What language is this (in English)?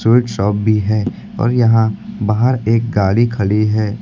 Hindi